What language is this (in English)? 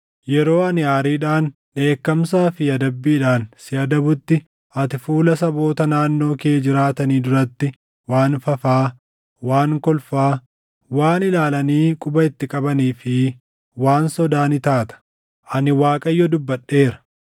Oromo